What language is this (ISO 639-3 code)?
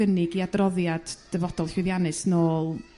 cym